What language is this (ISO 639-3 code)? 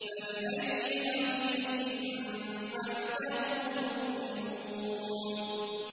ara